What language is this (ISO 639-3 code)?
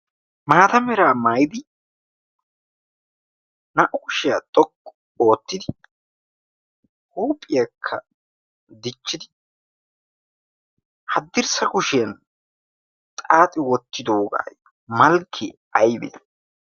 wal